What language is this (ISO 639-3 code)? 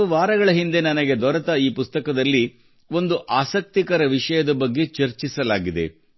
kan